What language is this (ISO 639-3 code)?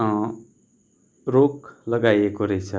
nep